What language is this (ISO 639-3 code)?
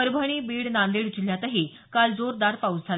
mar